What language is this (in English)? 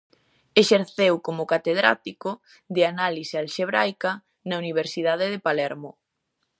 Galician